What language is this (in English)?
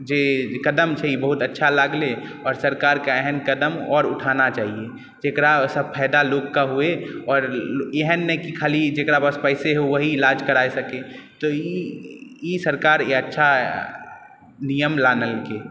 Maithili